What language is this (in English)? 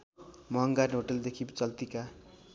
Nepali